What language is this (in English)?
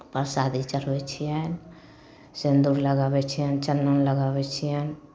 Maithili